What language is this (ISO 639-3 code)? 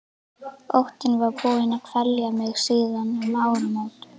isl